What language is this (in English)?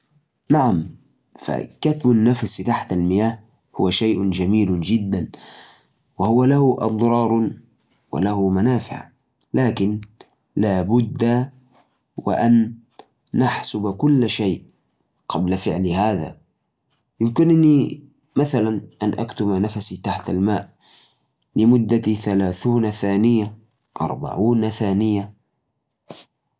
Najdi Arabic